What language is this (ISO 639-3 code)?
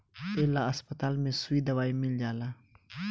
bho